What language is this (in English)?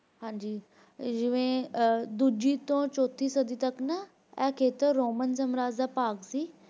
Punjabi